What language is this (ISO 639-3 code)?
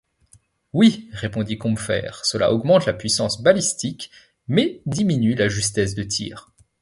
fra